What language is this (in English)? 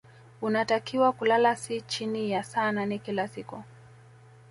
Swahili